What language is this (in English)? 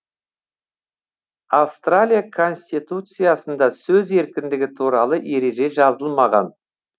Kazakh